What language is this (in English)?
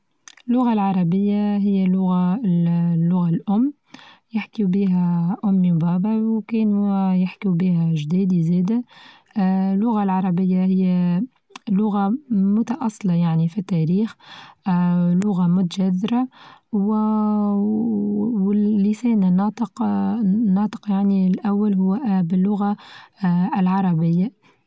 Tunisian Arabic